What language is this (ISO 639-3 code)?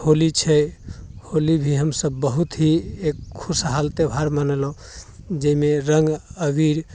mai